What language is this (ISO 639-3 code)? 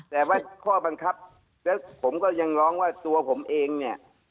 tha